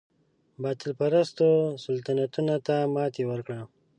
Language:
Pashto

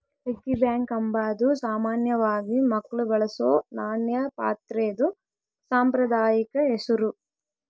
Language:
Kannada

